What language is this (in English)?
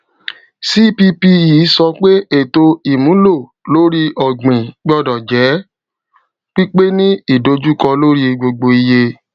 Yoruba